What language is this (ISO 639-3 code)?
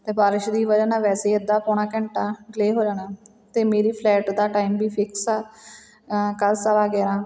pan